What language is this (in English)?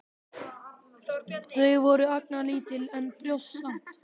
Icelandic